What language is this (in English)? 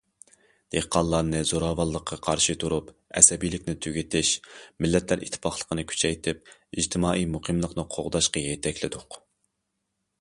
Uyghur